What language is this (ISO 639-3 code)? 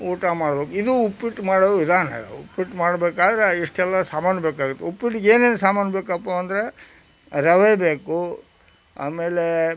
kan